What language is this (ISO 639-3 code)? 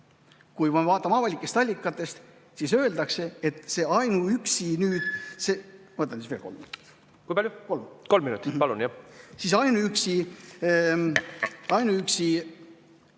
est